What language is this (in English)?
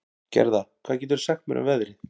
Icelandic